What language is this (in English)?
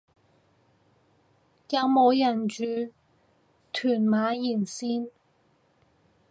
Cantonese